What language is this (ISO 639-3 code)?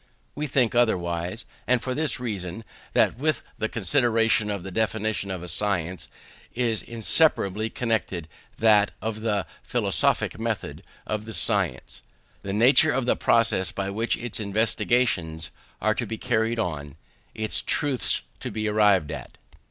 eng